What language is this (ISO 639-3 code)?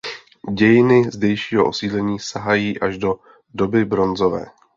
ces